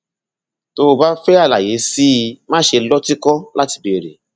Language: Yoruba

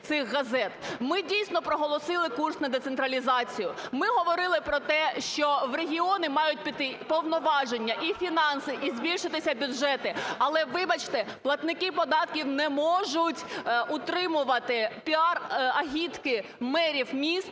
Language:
Ukrainian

